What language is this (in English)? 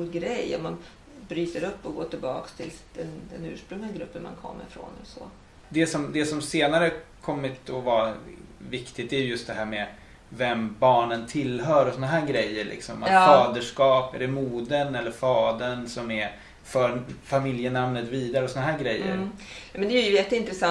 Swedish